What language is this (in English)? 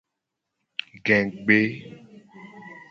Gen